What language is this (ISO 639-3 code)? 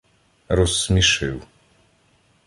ukr